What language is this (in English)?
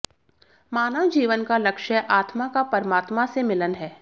Hindi